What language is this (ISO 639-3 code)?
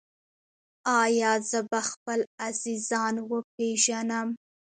pus